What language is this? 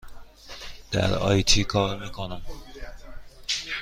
Persian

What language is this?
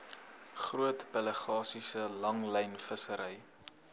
Afrikaans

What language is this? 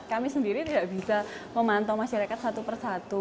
Indonesian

